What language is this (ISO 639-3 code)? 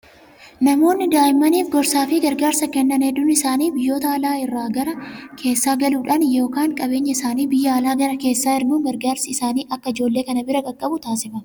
orm